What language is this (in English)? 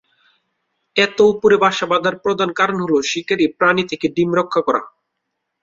Bangla